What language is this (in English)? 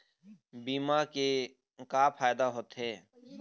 Chhattisgarhi